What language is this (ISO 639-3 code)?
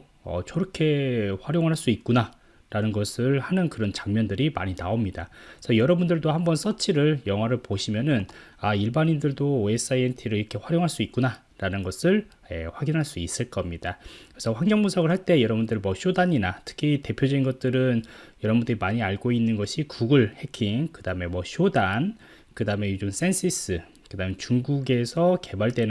kor